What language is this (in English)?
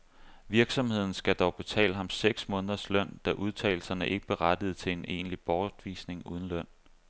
Danish